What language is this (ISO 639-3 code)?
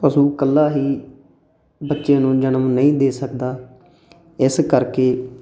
pan